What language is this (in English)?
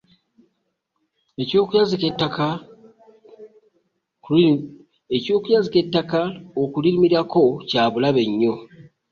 Ganda